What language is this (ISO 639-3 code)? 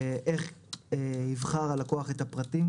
heb